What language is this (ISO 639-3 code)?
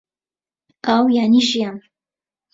ckb